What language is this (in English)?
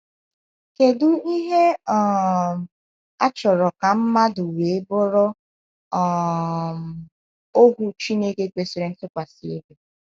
Igbo